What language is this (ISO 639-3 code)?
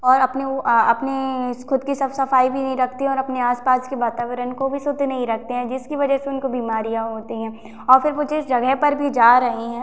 hin